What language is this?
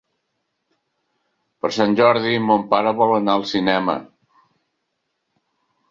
Catalan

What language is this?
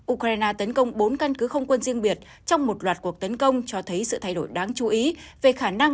Vietnamese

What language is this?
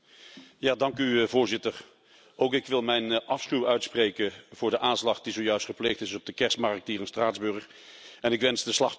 Dutch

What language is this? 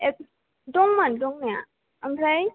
Bodo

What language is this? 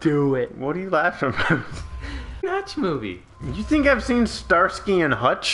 English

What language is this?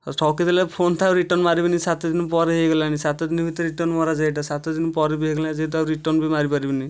Odia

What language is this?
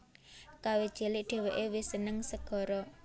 Javanese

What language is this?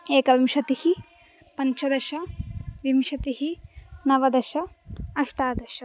Sanskrit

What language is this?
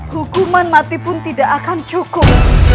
Indonesian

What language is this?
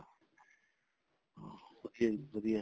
Punjabi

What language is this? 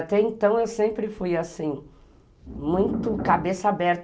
Portuguese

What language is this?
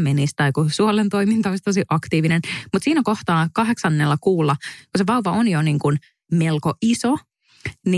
Finnish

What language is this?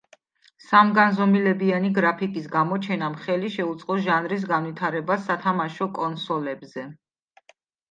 Georgian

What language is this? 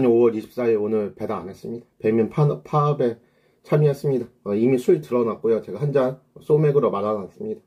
Korean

